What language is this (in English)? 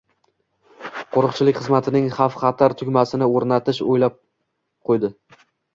Uzbek